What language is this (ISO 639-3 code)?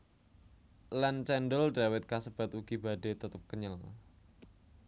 jav